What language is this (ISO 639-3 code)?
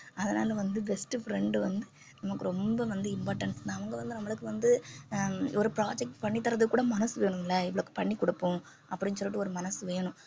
tam